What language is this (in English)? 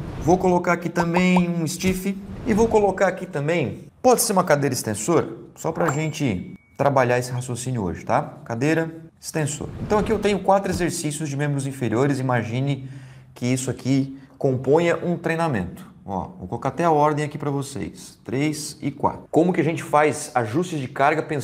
Portuguese